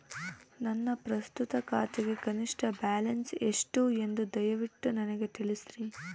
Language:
Kannada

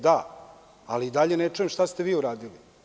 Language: Serbian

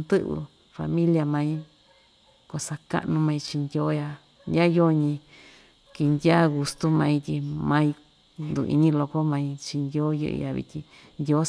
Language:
Ixtayutla Mixtec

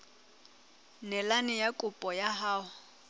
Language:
Southern Sotho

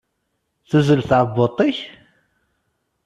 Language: Kabyle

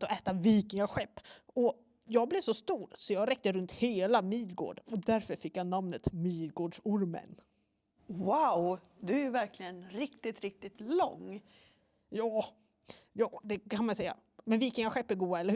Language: Swedish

